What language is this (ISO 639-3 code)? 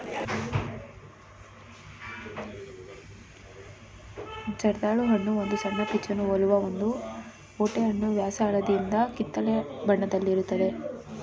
kan